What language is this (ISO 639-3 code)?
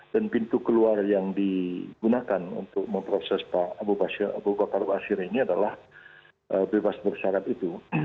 ind